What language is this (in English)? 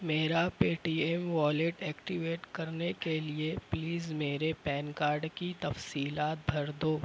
Urdu